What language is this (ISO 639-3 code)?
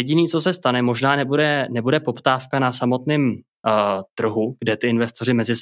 ces